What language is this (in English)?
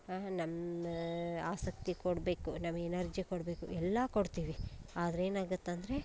Kannada